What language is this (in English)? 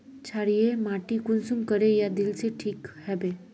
Magahi